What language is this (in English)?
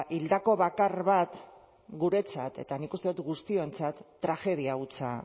Basque